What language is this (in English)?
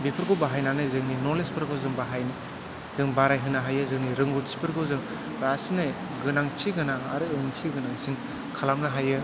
Bodo